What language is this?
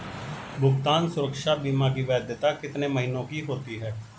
Hindi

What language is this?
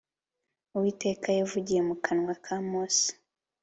Kinyarwanda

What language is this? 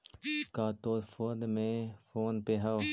Magahi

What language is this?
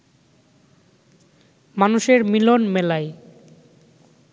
Bangla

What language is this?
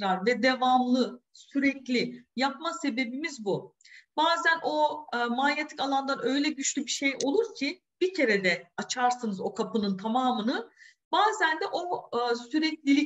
Turkish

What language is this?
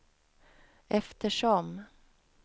Swedish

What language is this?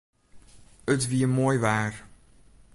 Western Frisian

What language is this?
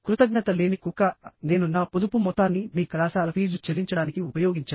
Telugu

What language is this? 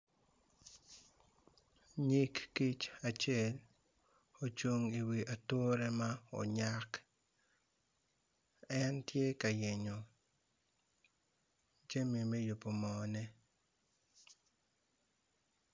Acoli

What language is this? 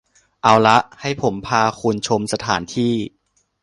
Thai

